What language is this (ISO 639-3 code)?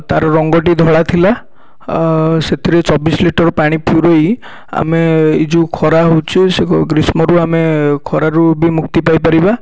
ori